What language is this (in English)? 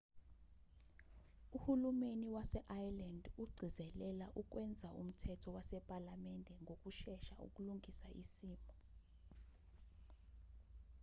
Zulu